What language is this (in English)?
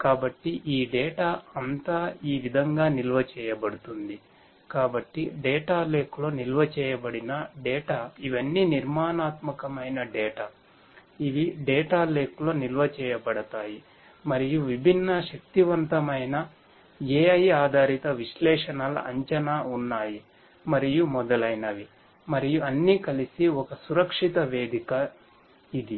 Telugu